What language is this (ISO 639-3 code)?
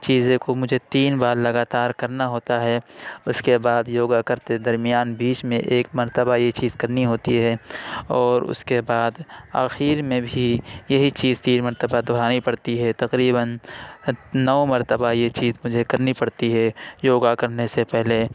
urd